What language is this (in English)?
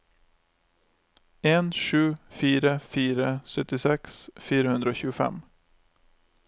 Norwegian